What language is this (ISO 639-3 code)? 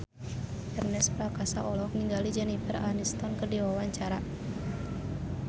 sun